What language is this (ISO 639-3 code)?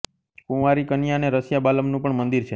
guj